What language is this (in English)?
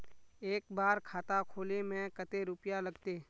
Magahi